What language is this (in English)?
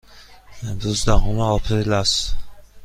Persian